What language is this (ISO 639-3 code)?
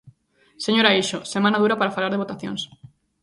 glg